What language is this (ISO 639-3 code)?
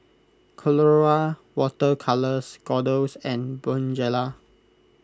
eng